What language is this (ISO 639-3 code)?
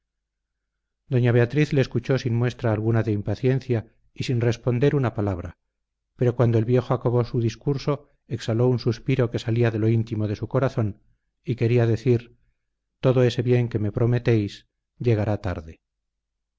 spa